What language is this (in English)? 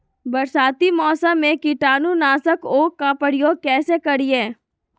Magahi